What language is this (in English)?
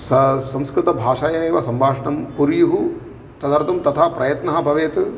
Sanskrit